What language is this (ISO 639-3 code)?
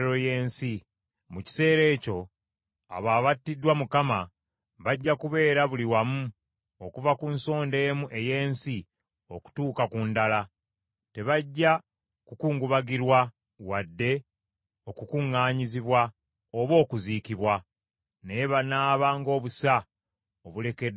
lug